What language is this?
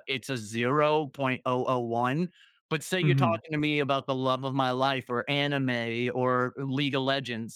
English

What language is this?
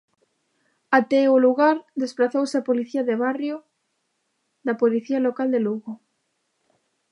Galician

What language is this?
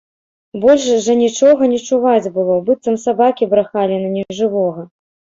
Belarusian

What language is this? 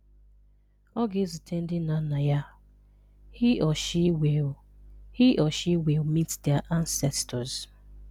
Igbo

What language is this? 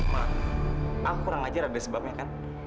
Indonesian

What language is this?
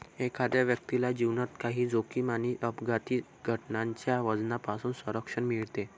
Marathi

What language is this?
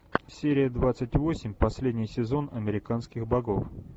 Russian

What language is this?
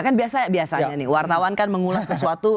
Indonesian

